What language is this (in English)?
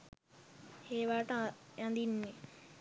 Sinhala